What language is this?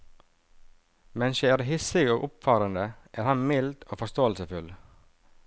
Norwegian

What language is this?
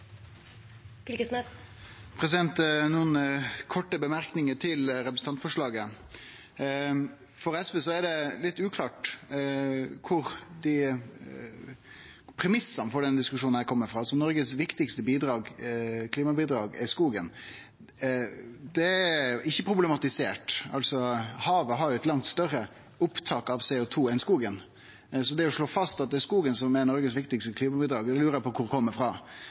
Norwegian Nynorsk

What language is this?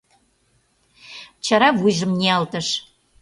Mari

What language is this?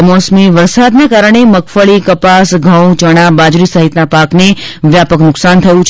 Gujarati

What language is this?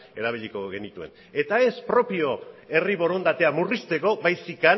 Basque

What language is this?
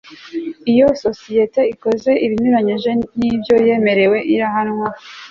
Kinyarwanda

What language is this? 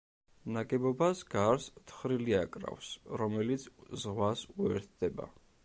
Georgian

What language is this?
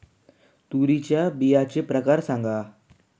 Marathi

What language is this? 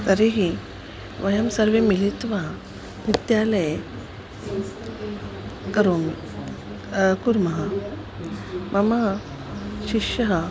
Sanskrit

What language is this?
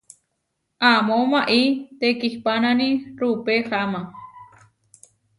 Huarijio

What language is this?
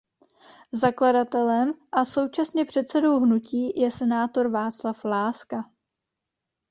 Czech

